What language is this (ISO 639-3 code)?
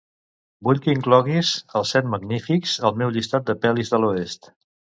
cat